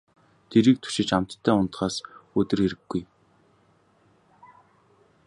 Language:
Mongolian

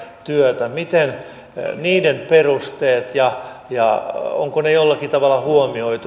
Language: Finnish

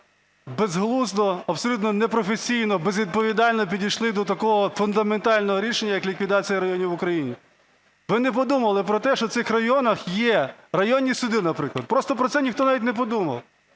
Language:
Ukrainian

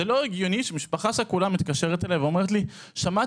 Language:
Hebrew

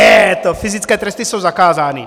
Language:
Czech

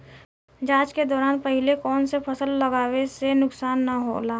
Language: Bhojpuri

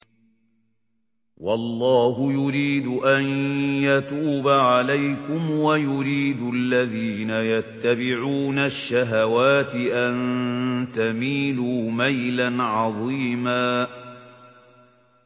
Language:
Arabic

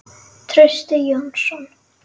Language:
Icelandic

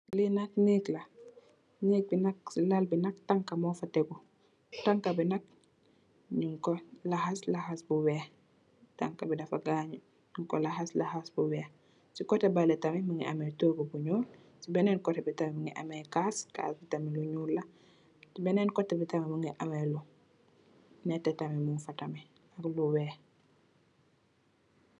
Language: Wolof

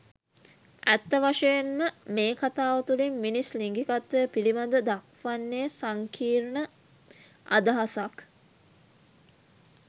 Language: Sinhala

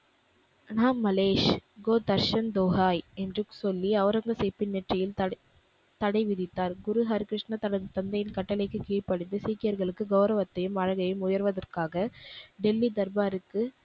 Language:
Tamil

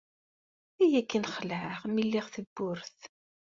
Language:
Kabyle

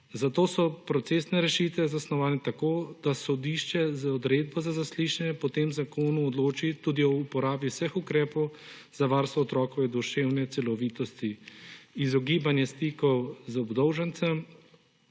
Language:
Slovenian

